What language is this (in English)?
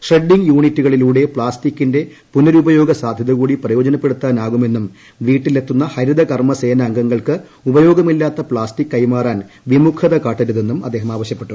Malayalam